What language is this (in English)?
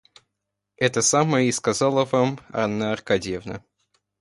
Russian